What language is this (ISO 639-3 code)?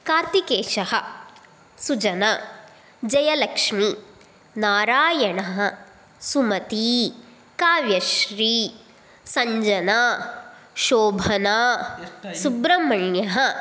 san